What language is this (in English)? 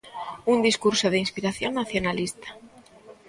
Galician